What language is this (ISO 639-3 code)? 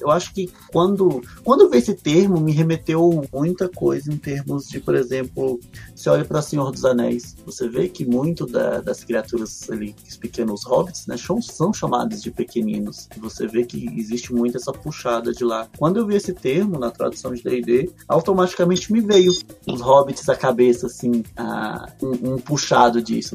por